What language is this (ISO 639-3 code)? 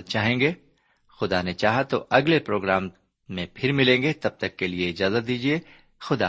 urd